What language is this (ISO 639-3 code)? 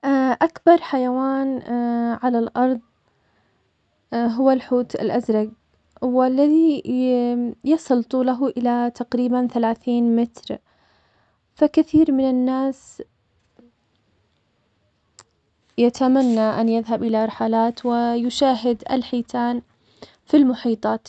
acx